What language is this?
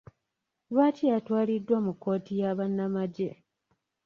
Ganda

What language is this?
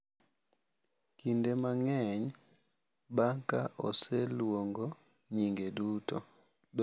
Luo (Kenya and Tanzania)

